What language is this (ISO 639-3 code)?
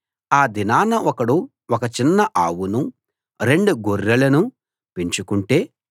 tel